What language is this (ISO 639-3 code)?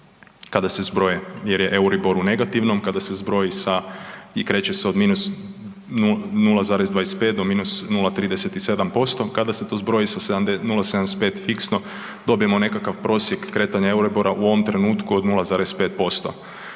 hrv